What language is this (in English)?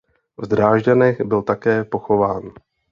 Czech